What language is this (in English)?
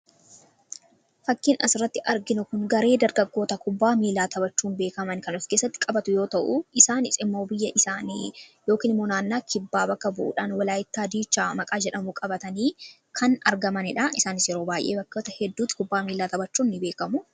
Oromo